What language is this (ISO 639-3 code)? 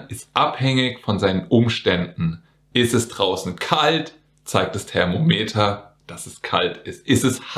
deu